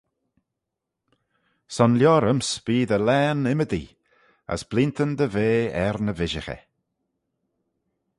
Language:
Manx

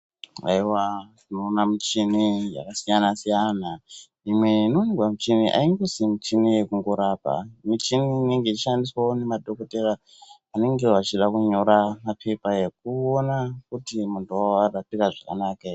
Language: Ndau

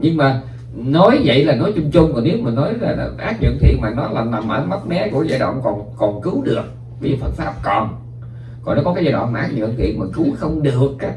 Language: Vietnamese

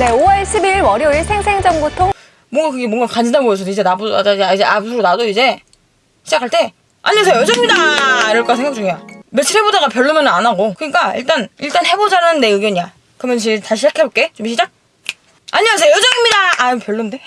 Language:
Korean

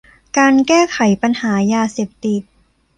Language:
Thai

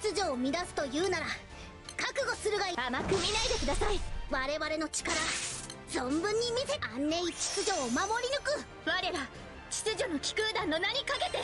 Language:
Japanese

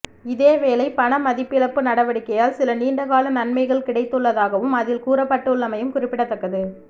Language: Tamil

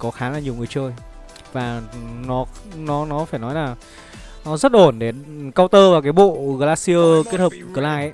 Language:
Vietnamese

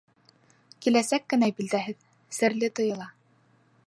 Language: Bashkir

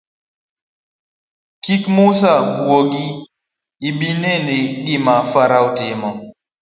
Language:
Luo (Kenya and Tanzania)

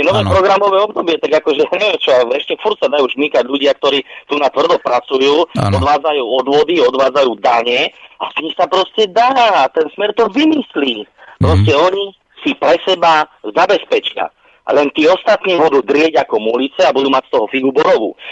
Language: Slovak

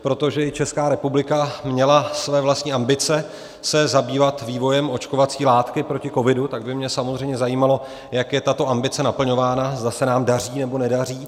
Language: Czech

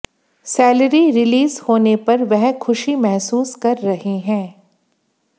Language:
Hindi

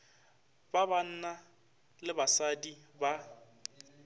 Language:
Northern Sotho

